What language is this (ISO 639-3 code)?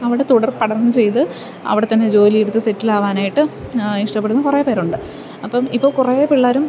mal